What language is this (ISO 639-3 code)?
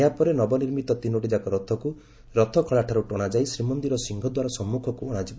ori